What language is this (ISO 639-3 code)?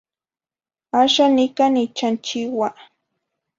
nhi